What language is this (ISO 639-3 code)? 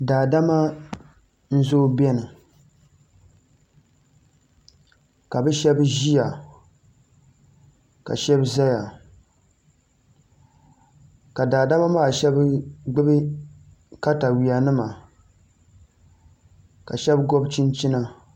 dag